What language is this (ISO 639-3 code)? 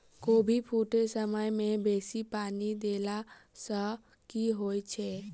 mai